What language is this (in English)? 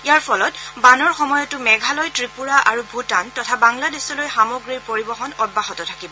Assamese